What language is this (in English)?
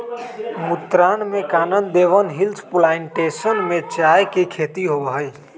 Magahi